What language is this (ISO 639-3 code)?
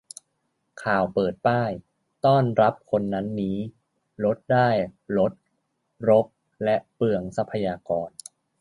tha